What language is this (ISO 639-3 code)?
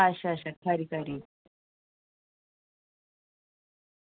doi